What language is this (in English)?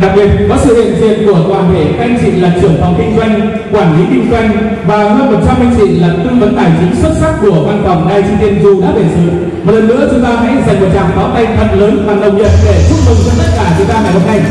Vietnamese